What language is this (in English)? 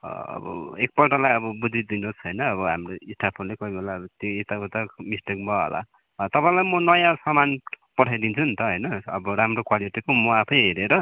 Nepali